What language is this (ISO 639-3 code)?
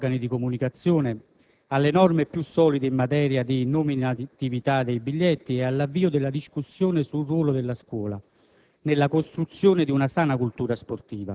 ita